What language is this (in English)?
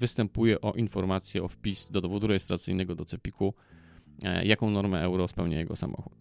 Polish